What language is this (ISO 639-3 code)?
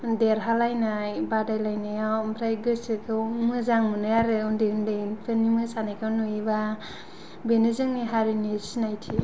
brx